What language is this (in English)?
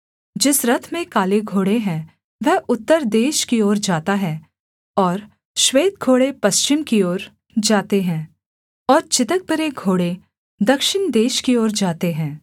Hindi